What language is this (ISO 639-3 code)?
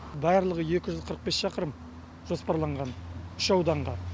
kaz